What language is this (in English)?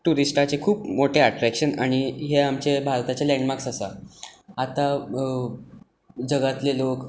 Konkani